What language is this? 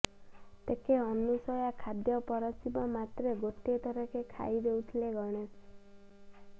Odia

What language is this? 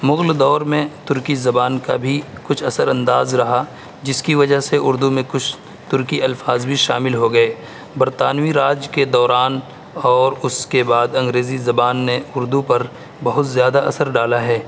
Urdu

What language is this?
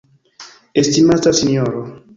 Esperanto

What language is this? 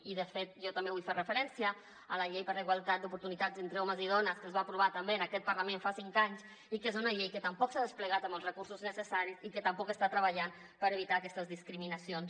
Catalan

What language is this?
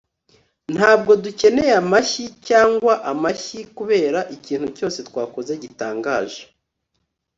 Kinyarwanda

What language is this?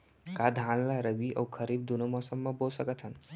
Chhattisgarhi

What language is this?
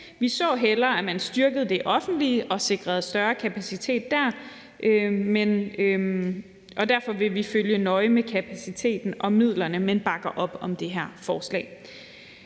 Danish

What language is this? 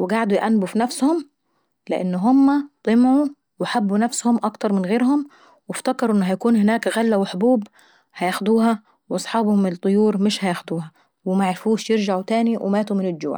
Saidi Arabic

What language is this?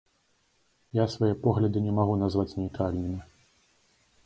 Belarusian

